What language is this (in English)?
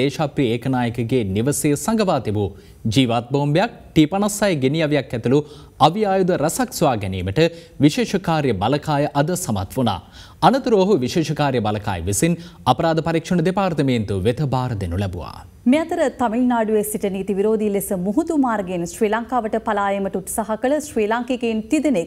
Hindi